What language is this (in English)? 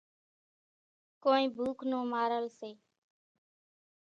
Kachi Koli